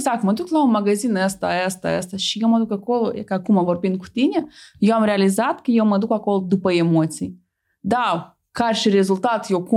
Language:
Romanian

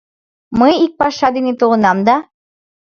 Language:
Mari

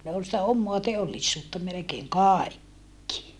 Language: Finnish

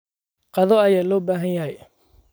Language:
Somali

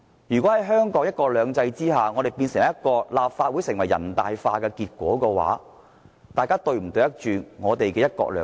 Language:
Cantonese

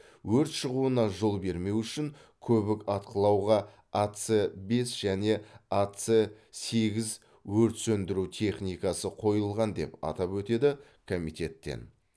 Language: Kazakh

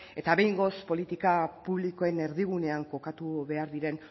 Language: Basque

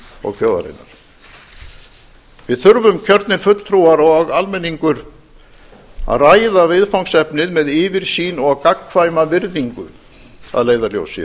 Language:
Icelandic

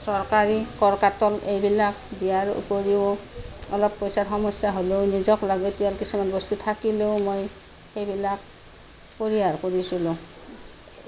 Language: Assamese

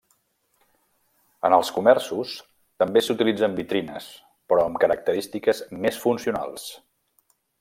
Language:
Catalan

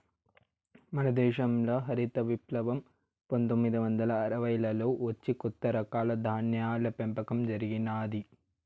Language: Telugu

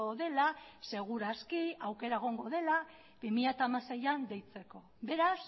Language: Basque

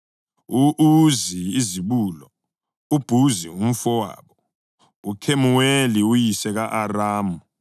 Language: North Ndebele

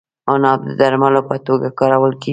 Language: Pashto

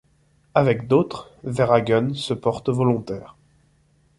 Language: French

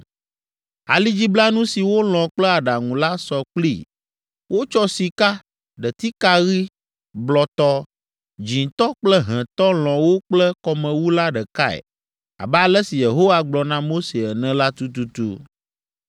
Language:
Ewe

